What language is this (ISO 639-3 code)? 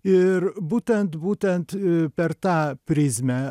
lit